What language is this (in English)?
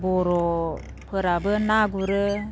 Bodo